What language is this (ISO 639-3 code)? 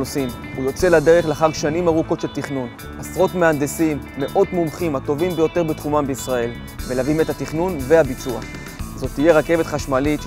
heb